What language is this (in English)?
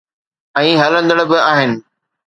Sindhi